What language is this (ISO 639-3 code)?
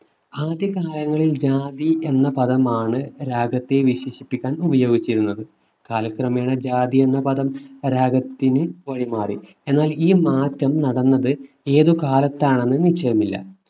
mal